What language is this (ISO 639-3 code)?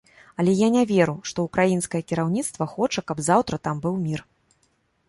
bel